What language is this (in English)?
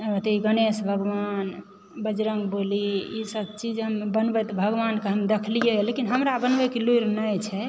Maithili